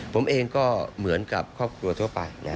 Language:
Thai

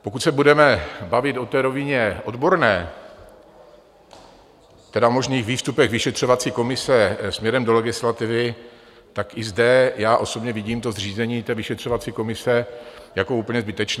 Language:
Czech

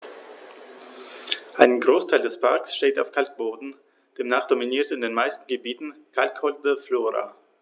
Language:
German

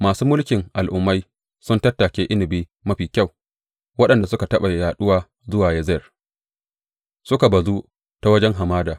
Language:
Hausa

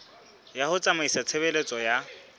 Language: Southern Sotho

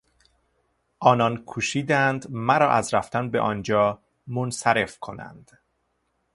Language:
Persian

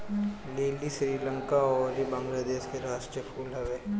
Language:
Bhojpuri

